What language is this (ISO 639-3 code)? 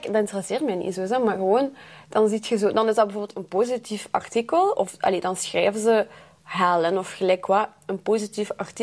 nld